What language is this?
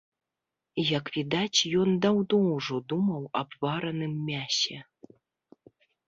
Belarusian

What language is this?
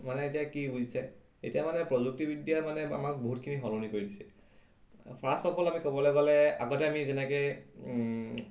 Assamese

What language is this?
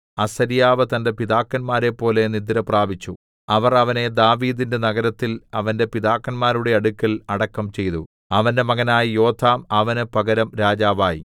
Malayalam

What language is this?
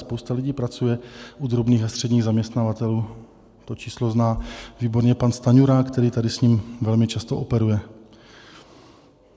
Czech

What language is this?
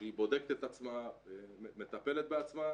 Hebrew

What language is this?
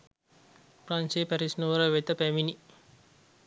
Sinhala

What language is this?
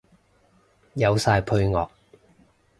Cantonese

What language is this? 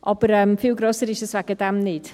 Swiss German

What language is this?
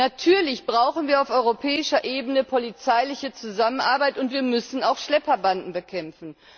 German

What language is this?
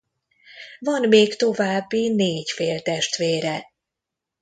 Hungarian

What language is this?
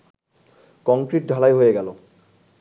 Bangla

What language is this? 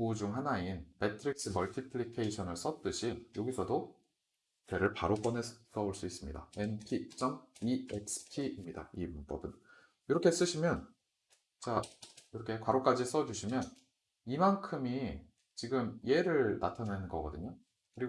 Korean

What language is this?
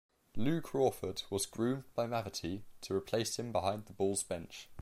English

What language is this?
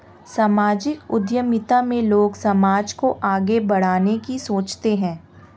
Hindi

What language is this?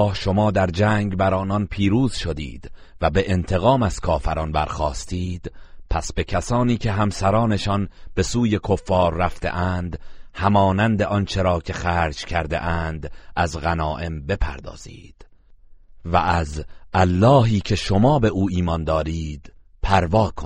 Persian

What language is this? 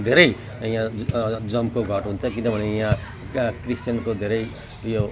Nepali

